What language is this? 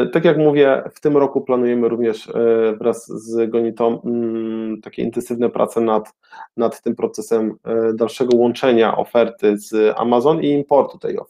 Polish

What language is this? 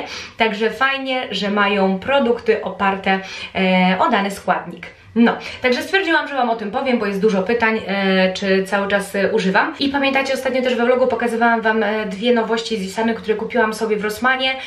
Polish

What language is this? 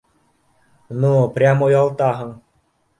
Bashkir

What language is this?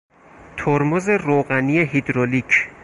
Persian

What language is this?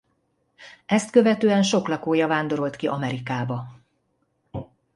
Hungarian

